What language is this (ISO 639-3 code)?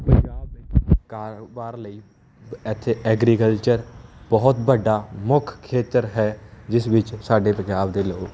pan